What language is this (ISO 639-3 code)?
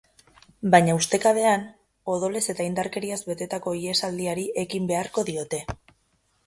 eus